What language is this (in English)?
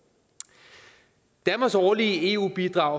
Danish